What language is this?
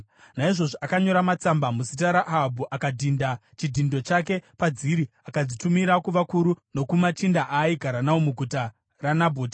Shona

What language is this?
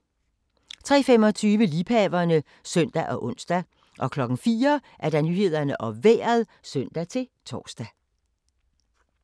Danish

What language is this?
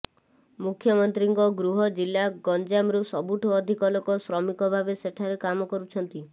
Odia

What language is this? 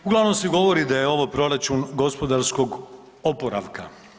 Croatian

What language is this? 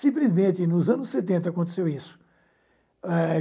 Portuguese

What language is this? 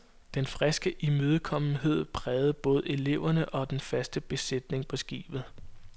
Danish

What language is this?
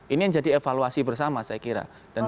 Indonesian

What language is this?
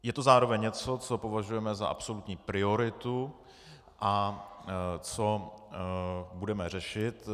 Czech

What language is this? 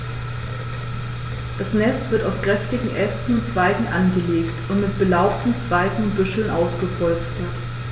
German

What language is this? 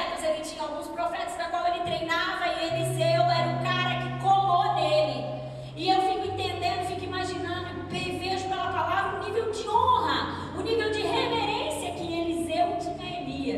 Portuguese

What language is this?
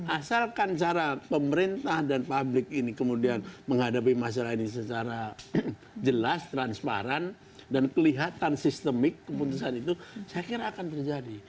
Indonesian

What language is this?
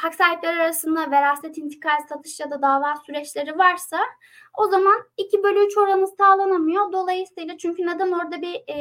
Turkish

